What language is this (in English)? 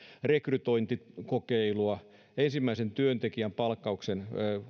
Finnish